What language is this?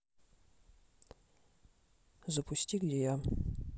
Russian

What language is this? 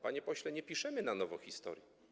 Polish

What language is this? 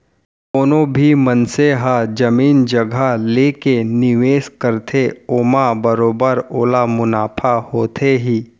Chhattisgarhi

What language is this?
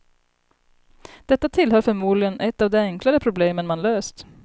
Swedish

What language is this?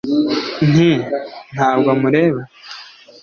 Kinyarwanda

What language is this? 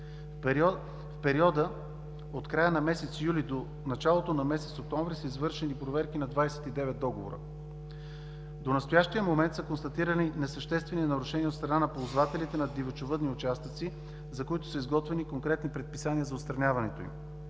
Bulgarian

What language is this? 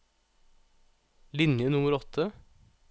Norwegian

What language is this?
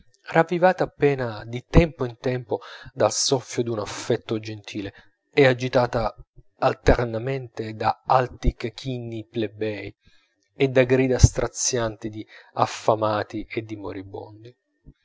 Italian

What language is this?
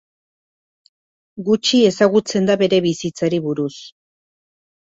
Basque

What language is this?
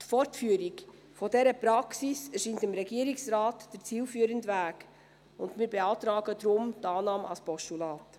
Swiss German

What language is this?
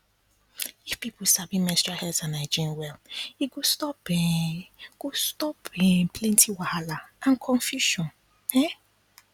Nigerian Pidgin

